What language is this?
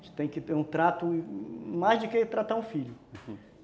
Portuguese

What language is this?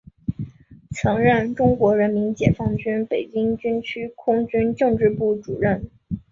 Chinese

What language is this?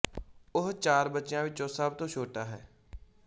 Punjabi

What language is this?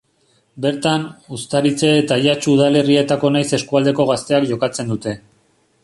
Basque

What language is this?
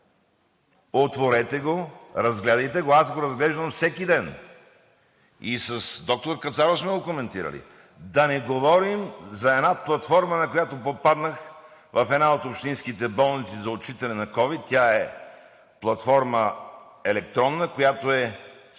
Bulgarian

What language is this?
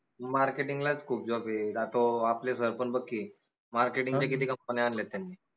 Marathi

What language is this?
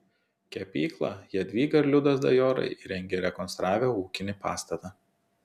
Lithuanian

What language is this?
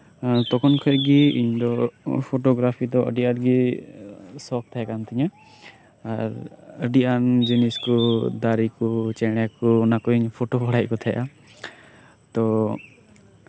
Santali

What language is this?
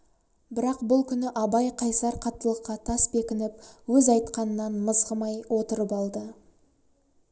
Kazakh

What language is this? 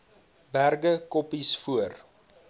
Afrikaans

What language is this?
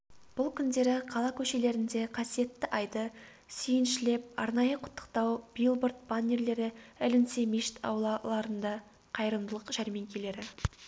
Kazakh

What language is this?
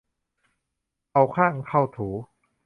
Thai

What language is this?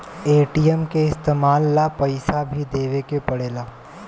Bhojpuri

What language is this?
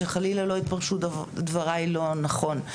Hebrew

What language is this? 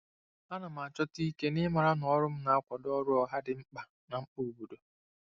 Igbo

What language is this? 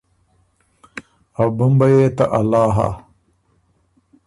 Ormuri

